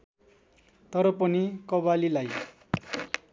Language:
Nepali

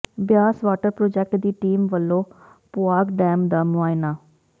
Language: Punjabi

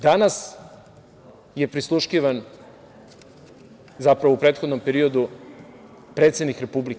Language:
Serbian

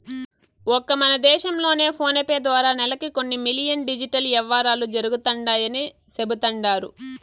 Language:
Telugu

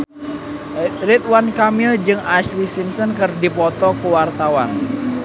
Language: Sundanese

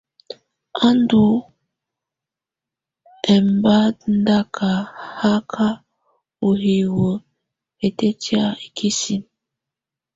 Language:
Tunen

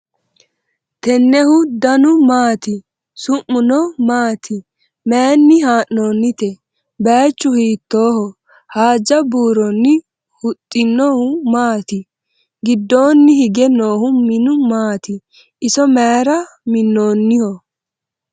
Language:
Sidamo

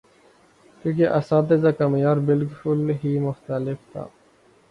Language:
Urdu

